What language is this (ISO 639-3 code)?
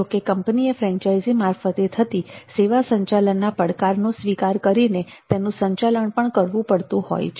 guj